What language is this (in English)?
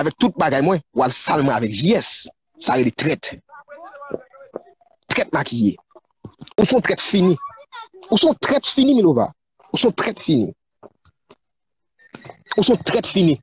French